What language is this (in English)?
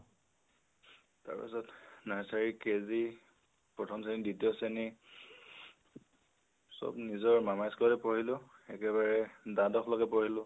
Assamese